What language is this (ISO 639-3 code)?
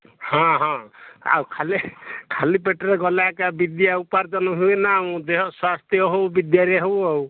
ori